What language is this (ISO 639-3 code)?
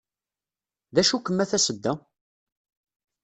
kab